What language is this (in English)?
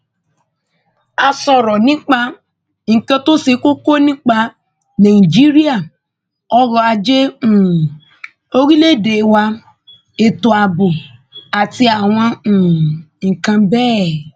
Yoruba